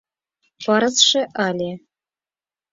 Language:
Mari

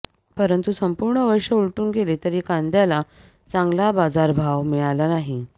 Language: Marathi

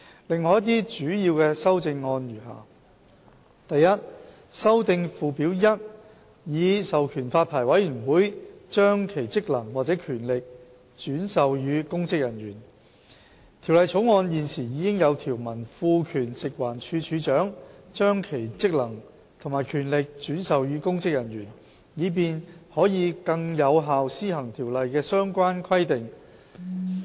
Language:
Cantonese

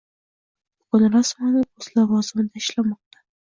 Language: Uzbek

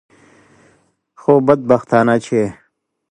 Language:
Pashto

